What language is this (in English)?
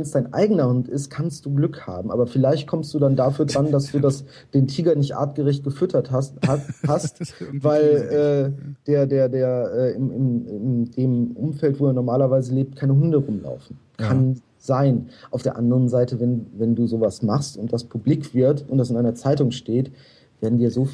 German